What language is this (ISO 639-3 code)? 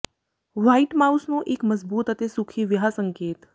pan